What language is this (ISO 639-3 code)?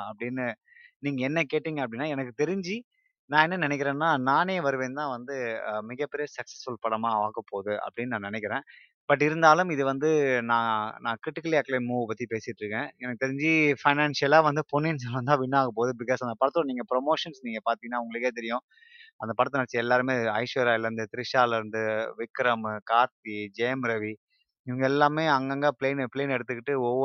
tam